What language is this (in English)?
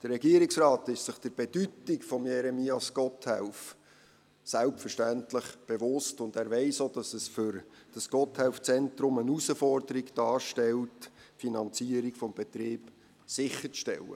Swiss German